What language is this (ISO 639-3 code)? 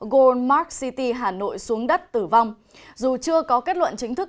vie